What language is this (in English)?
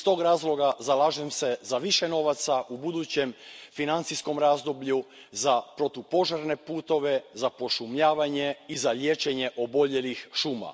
Croatian